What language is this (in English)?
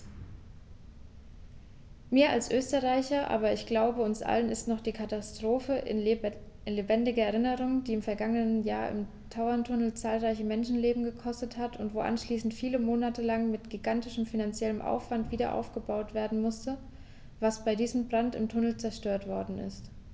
German